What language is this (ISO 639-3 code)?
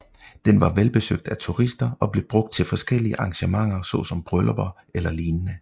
dan